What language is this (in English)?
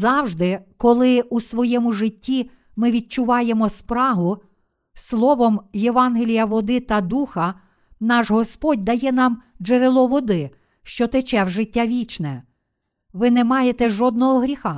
Ukrainian